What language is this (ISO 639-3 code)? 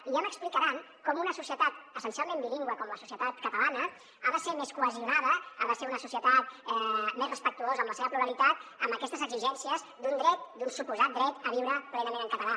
cat